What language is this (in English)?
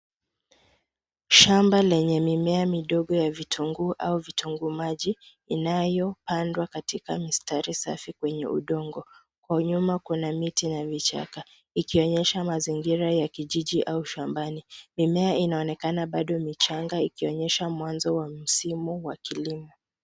Swahili